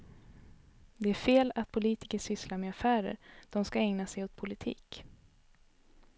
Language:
Swedish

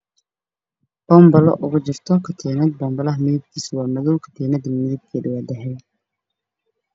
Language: Somali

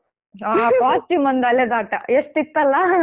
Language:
Kannada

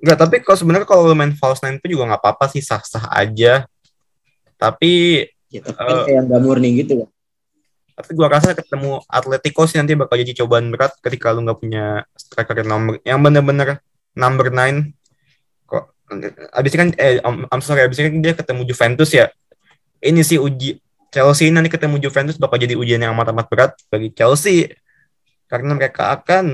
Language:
Indonesian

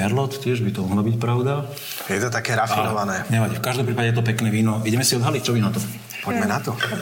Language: Slovak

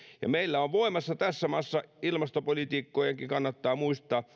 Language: Finnish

